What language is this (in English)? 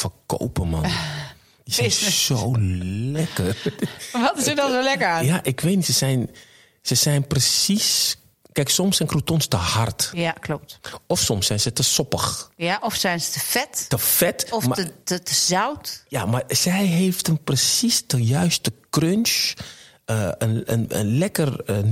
Dutch